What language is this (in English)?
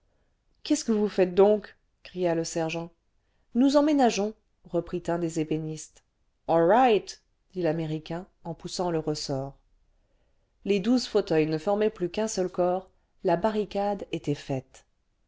French